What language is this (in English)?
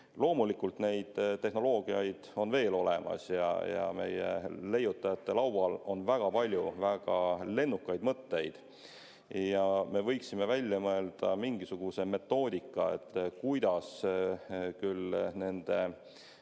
Estonian